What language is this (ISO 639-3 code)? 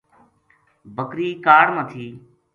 gju